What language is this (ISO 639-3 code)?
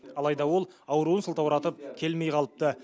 kaz